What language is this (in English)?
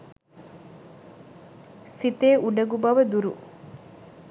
Sinhala